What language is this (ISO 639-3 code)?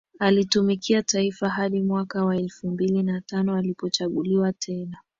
swa